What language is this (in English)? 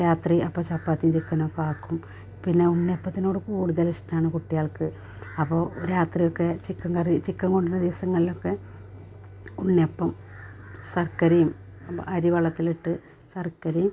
Malayalam